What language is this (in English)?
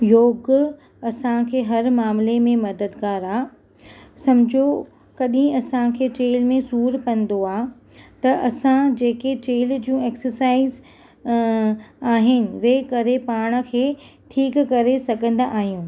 Sindhi